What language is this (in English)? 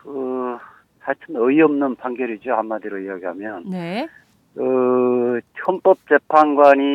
Korean